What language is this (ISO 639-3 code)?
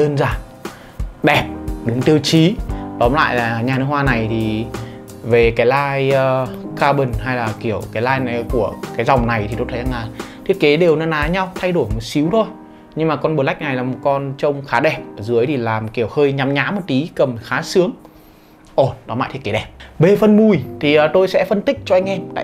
vie